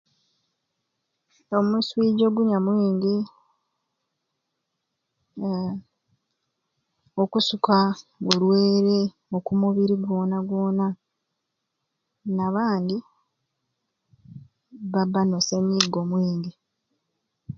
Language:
Ruuli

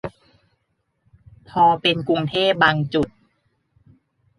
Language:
Thai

